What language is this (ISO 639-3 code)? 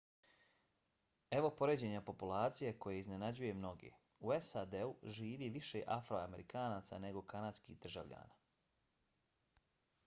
bos